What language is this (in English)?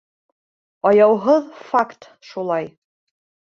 Bashkir